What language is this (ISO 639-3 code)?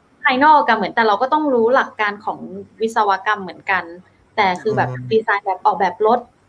tha